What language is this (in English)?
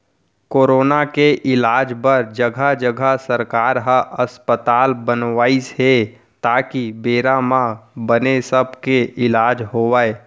Chhattisgarhi